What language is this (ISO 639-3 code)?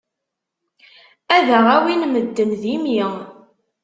kab